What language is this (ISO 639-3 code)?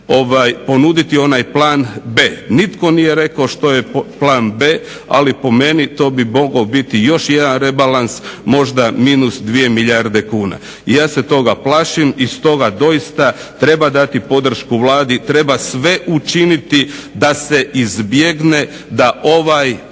hrv